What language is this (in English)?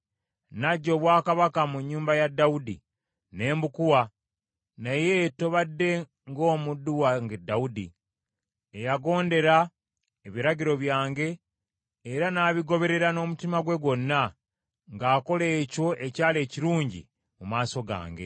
Ganda